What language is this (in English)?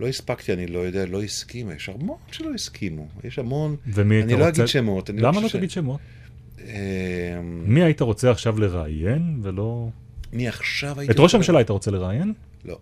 Hebrew